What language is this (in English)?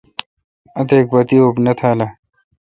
Kalkoti